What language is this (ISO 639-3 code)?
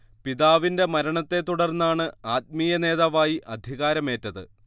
mal